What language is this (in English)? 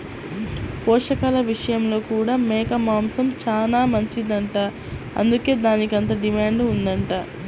Telugu